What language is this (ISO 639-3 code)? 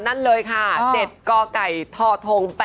tha